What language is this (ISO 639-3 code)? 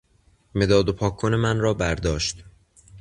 fas